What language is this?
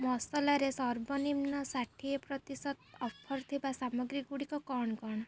Odia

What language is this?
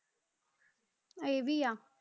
Punjabi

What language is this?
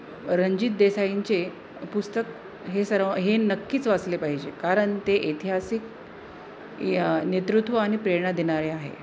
Marathi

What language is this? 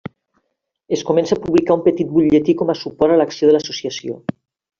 Catalan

